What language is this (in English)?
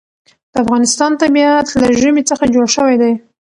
Pashto